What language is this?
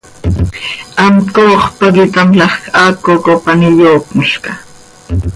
Seri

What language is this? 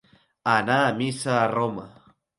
Catalan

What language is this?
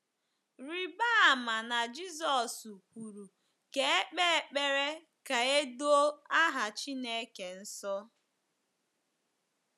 Igbo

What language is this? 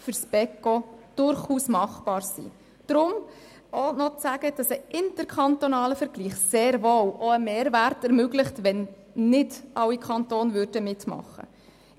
Swiss German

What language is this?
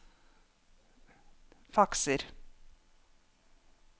Norwegian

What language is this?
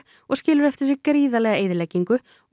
Icelandic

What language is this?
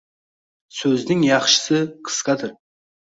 Uzbek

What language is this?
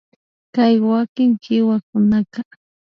Imbabura Highland Quichua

